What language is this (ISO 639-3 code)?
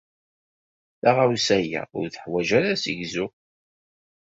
kab